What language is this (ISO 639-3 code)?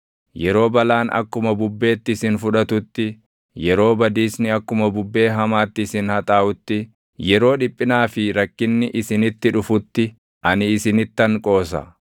orm